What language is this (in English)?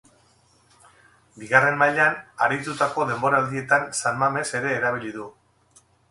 Basque